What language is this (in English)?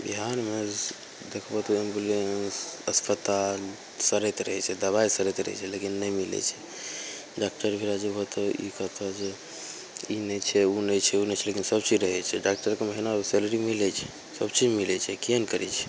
Maithili